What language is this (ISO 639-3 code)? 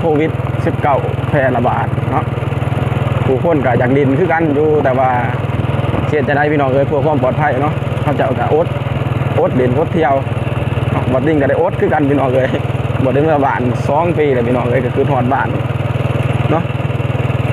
tha